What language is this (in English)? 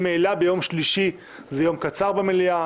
Hebrew